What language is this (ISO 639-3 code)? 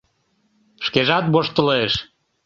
chm